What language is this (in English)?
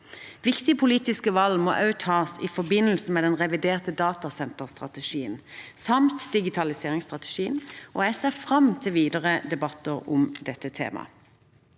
Norwegian